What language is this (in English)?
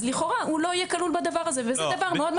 Hebrew